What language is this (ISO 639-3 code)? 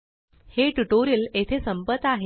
mar